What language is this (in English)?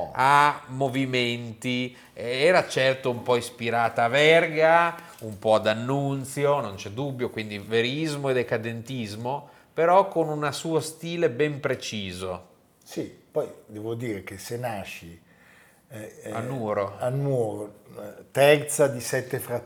Italian